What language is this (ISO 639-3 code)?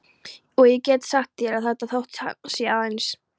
isl